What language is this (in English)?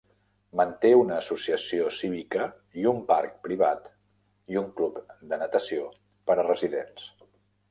Catalan